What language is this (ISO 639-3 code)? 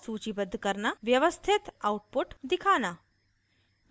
hin